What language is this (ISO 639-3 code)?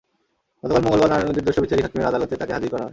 ben